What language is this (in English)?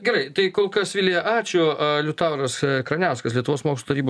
Lithuanian